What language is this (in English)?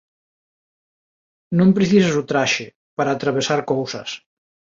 Galician